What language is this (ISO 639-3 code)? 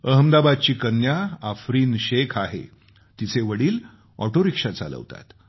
mar